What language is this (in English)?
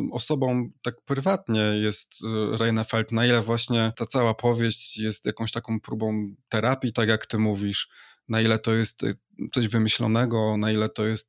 Polish